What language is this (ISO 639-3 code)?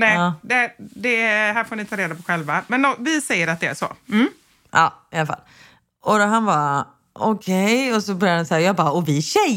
swe